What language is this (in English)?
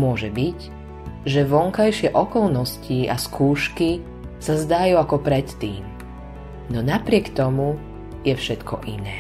Slovak